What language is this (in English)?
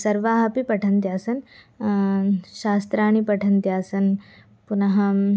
Sanskrit